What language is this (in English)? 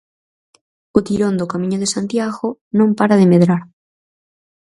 Galician